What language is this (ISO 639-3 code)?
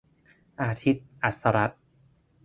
tha